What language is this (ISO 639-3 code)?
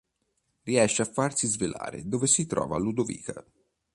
ita